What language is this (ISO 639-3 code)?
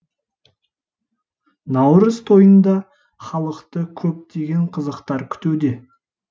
kaz